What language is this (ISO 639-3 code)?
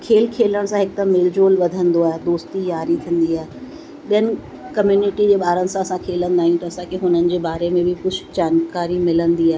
snd